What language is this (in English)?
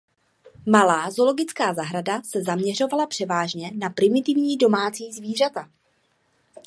Czech